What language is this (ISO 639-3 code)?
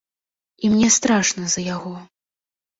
bel